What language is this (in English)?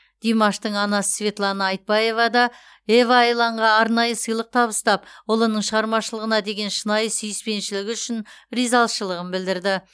Kazakh